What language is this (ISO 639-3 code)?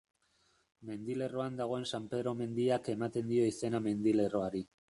eus